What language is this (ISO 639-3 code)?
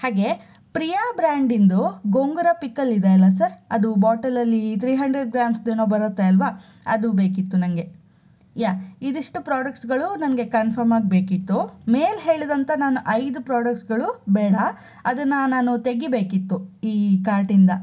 kan